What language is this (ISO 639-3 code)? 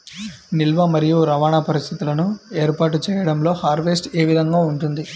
tel